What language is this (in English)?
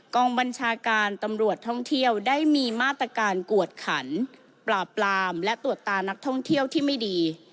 Thai